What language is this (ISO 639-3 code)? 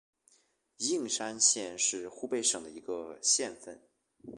zho